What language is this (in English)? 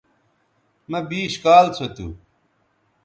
Bateri